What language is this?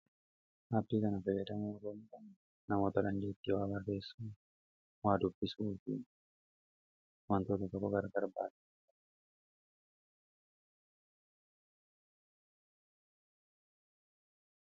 Oromo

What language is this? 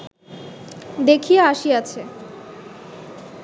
Bangla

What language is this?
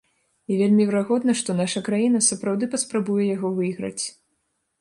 Belarusian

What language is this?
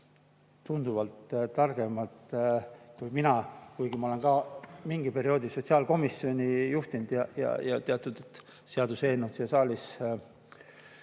Estonian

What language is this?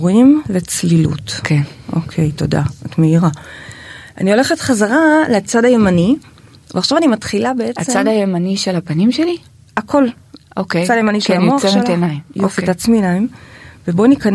Hebrew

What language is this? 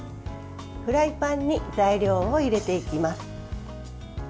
Japanese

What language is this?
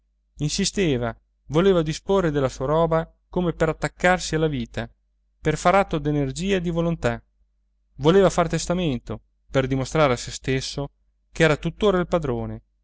Italian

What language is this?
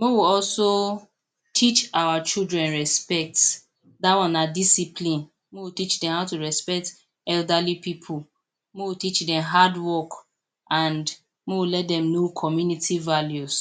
Nigerian Pidgin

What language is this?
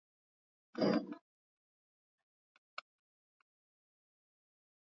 Swahili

